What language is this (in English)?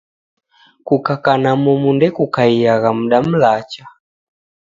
Taita